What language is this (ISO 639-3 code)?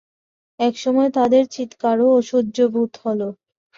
ben